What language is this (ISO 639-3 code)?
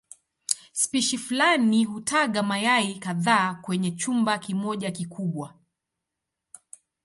swa